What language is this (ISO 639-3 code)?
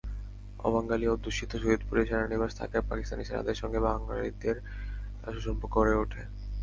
ben